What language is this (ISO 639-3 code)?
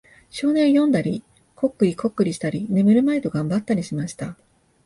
jpn